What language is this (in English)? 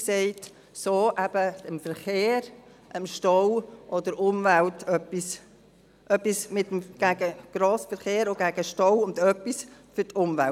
Swiss German